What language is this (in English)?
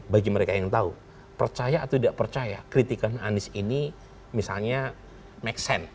Indonesian